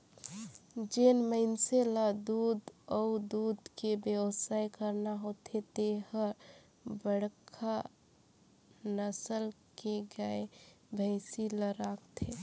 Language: Chhattisgarhi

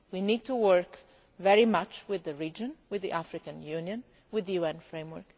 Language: English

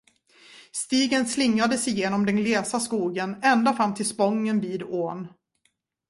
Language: Swedish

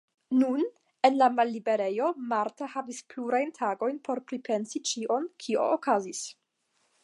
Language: Esperanto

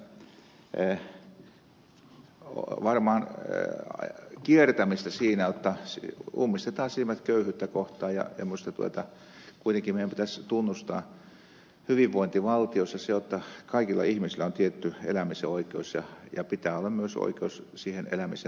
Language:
Finnish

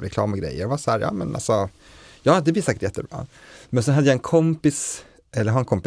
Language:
Swedish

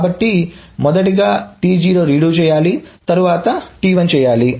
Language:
Telugu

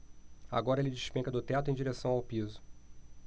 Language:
Portuguese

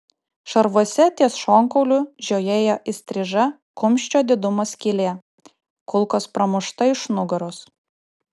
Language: Lithuanian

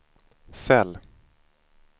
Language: Swedish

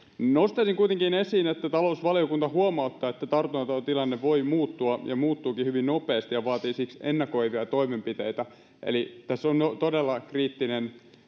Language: Finnish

